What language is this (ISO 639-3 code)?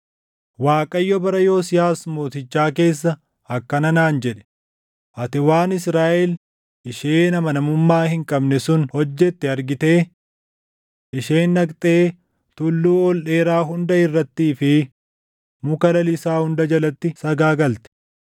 orm